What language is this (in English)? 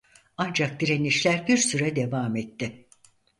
Turkish